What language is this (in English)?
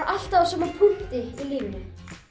Icelandic